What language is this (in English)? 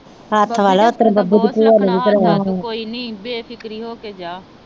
Punjabi